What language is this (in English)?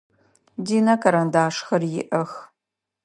Adyghe